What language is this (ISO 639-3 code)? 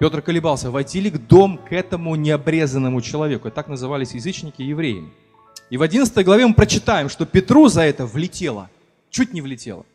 rus